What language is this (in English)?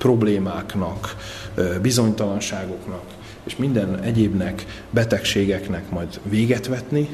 Hungarian